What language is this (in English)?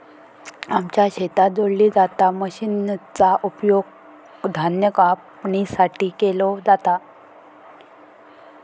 Marathi